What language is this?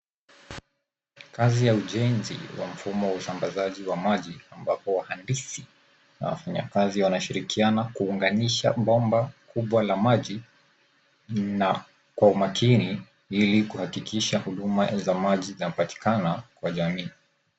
Swahili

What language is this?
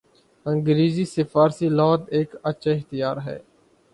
Urdu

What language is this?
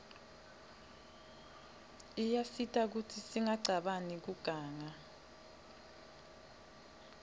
Swati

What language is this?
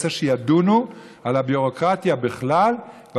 Hebrew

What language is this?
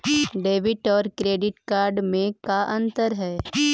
Magahi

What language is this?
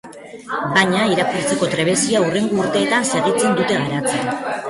Basque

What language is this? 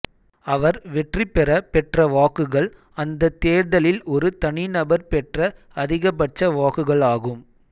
Tamil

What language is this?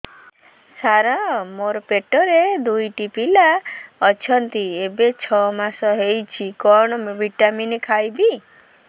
Odia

